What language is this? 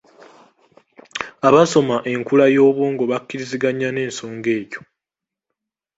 Ganda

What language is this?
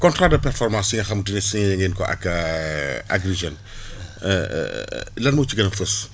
Wolof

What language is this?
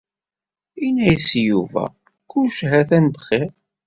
Kabyle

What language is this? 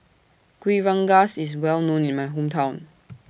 English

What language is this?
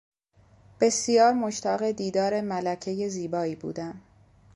Persian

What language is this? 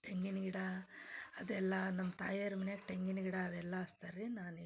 Kannada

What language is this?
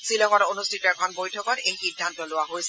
Assamese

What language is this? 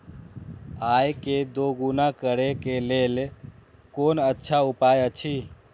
Maithili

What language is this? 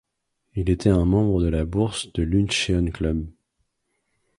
French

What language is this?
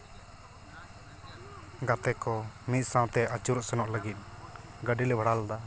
Santali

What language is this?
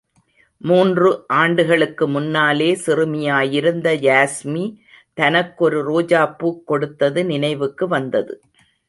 Tamil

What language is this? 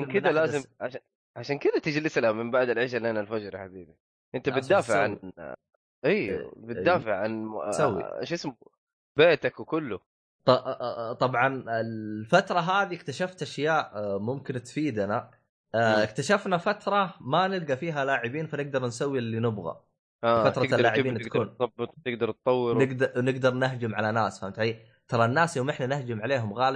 Arabic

